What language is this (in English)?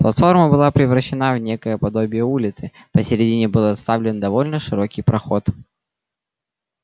Russian